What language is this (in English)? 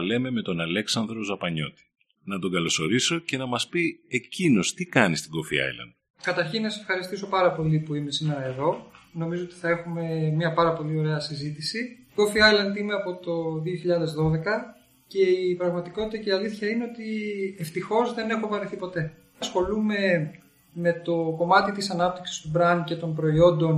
Greek